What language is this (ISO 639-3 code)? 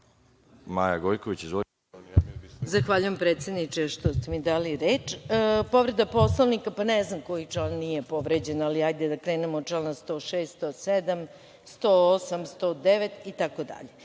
srp